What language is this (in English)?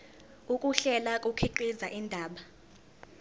Zulu